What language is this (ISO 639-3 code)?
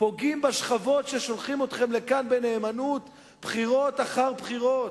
heb